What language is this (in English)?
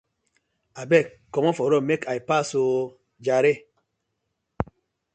Nigerian Pidgin